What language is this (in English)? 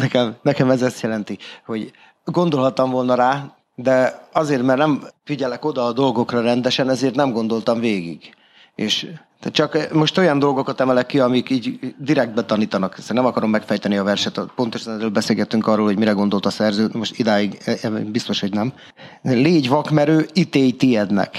Hungarian